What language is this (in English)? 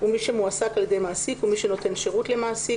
Hebrew